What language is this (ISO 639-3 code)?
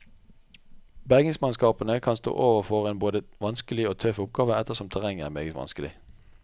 nor